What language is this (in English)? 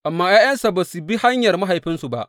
Hausa